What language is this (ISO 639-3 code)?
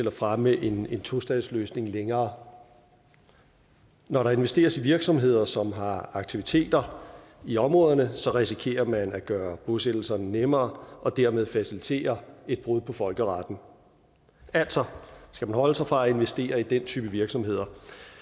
dan